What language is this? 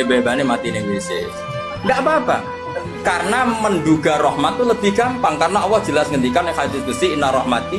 Indonesian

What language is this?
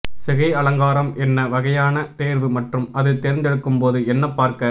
Tamil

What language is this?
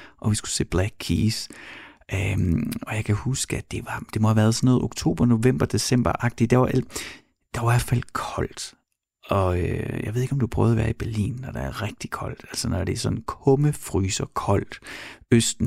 Danish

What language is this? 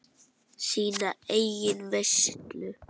Icelandic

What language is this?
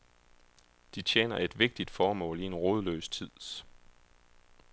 Danish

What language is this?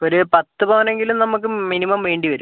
Malayalam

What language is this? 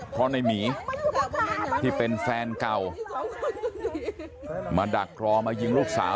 Thai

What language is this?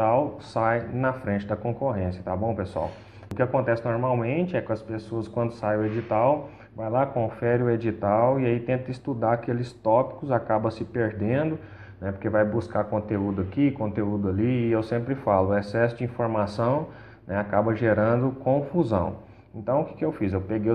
Portuguese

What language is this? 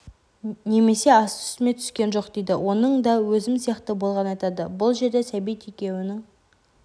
Kazakh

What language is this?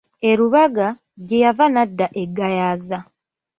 Ganda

